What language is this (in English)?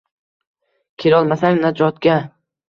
Uzbek